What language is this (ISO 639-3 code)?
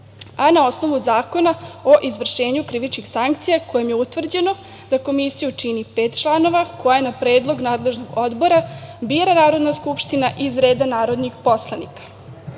srp